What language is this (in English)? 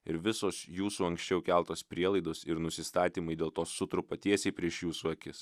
Lithuanian